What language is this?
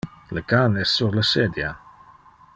Interlingua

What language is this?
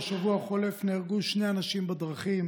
Hebrew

